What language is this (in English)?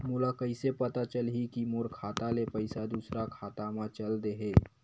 Chhattisgarhi